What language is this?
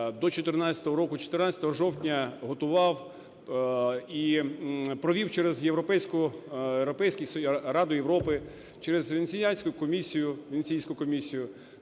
Ukrainian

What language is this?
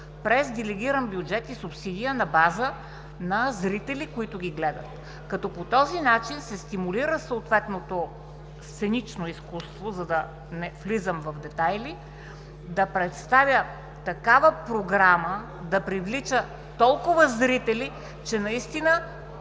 Bulgarian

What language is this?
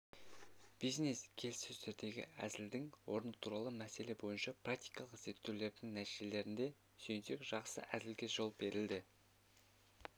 Kazakh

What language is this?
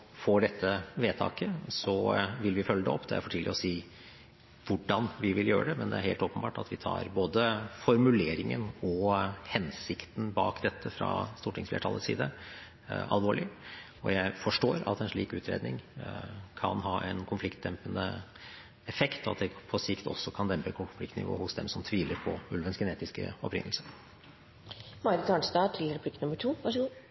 Norwegian Bokmål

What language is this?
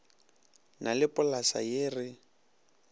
Northern Sotho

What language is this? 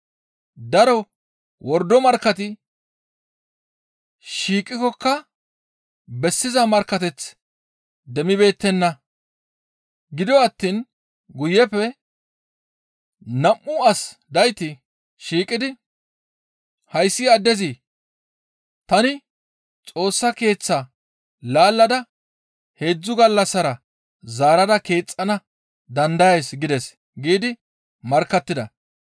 Gamo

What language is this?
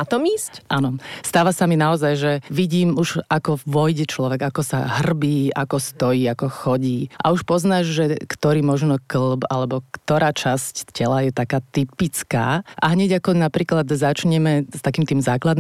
Slovak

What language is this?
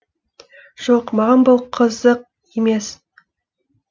Kazakh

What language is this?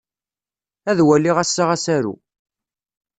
Kabyle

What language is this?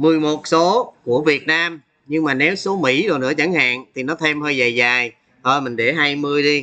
Vietnamese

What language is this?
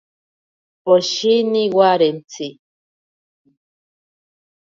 Ashéninka Perené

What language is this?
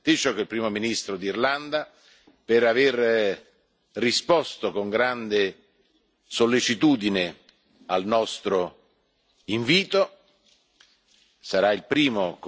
Italian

